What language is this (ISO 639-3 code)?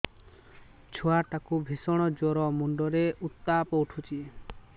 ori